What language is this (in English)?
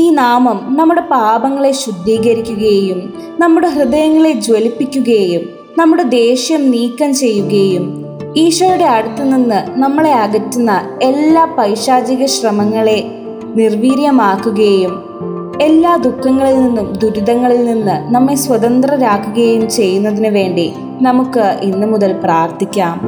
Malayalam